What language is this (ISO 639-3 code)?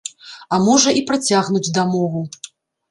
bel